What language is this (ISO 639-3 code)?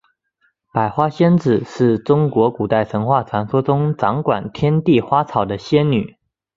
zho